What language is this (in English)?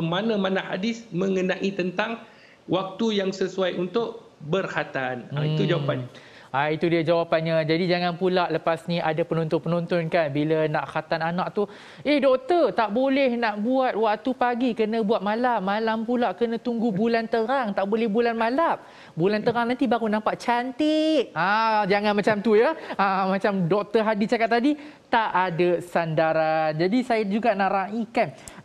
Malay